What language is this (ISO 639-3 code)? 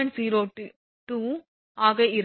tam